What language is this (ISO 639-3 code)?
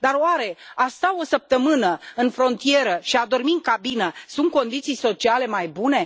ron